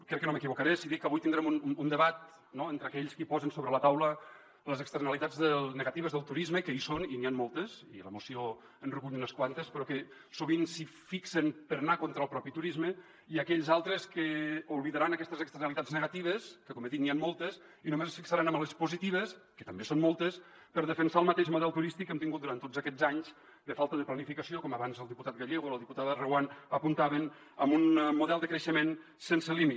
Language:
Catalan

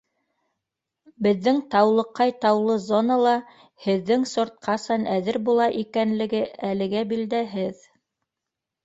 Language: Bashkir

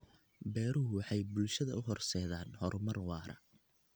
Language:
Somali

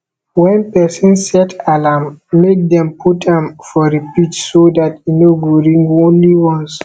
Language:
Nigerian Pidgin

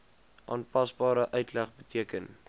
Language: Afrikaans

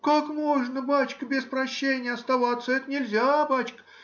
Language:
Russian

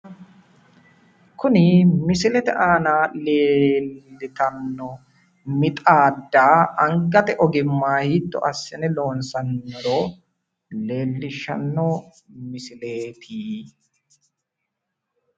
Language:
Sidamo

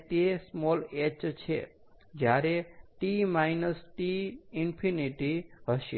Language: Gujarati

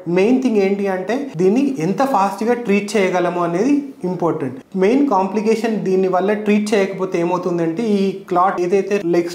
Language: Telugu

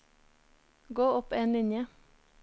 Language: Norwegian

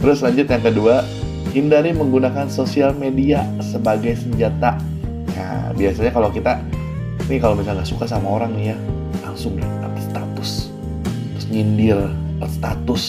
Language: Indonesian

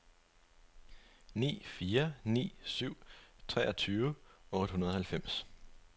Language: Danish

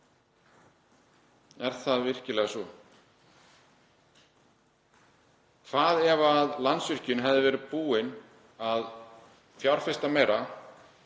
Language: Icelandic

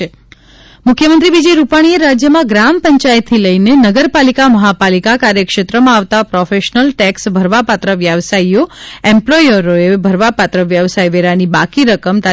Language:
Gujarati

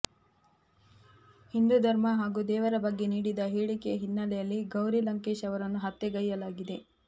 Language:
Kannada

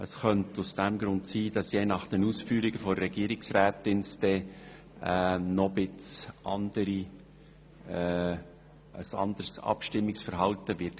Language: Swiss German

